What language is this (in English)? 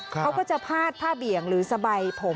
Thai